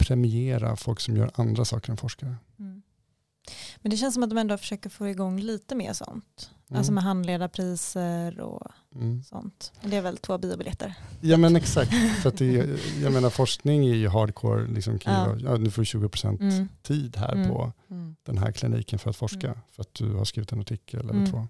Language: Swedish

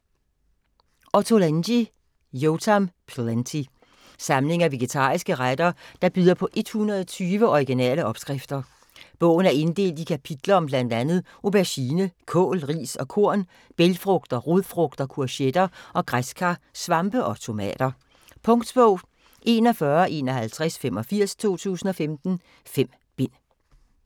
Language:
Danish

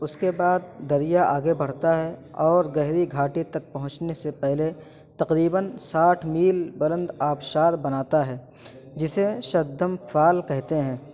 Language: Urdu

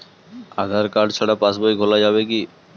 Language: Bangla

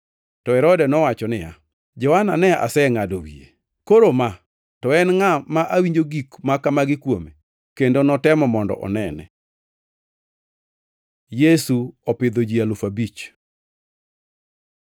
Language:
Luo (Kenya and Tanzania)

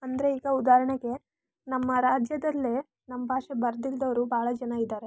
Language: Kannada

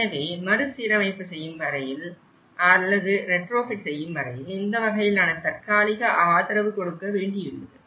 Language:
Tamil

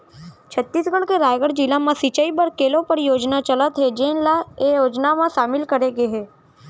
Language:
Chhattisgarhi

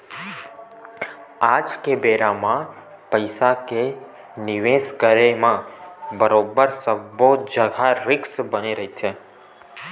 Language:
Chhattisgarhi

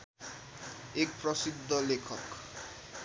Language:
Nepali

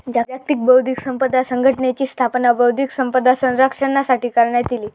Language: Marathi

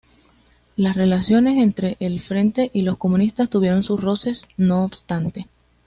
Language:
Spanish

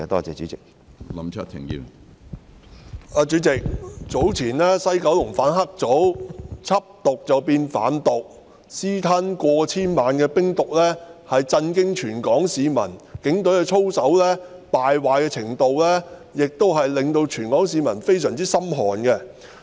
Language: Cantonese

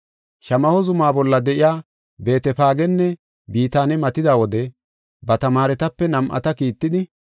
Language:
Gofa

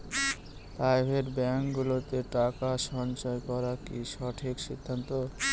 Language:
Bangla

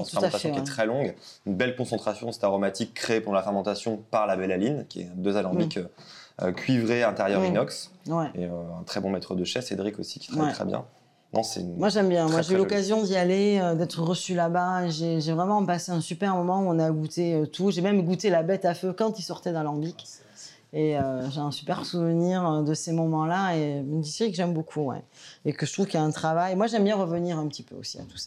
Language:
French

